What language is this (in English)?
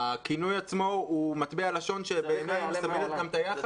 Hebrew